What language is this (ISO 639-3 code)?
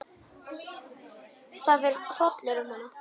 isl